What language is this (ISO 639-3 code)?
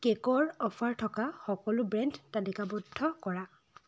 asm